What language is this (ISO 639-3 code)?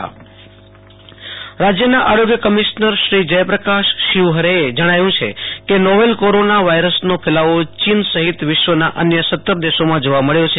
guj